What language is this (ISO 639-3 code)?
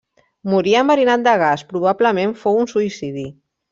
cat